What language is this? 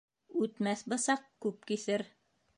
Bashkir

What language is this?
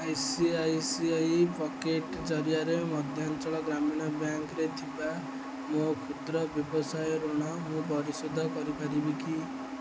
Odia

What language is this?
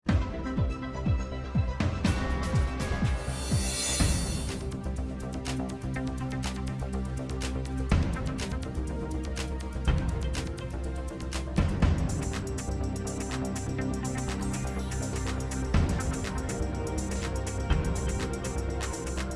Vietnamese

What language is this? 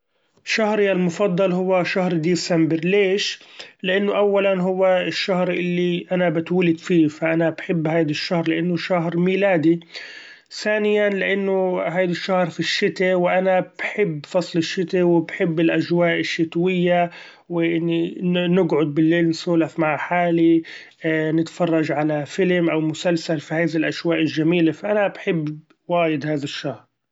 Gulf Arabic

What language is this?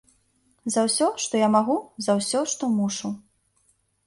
Belarusian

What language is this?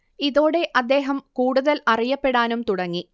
Malayalam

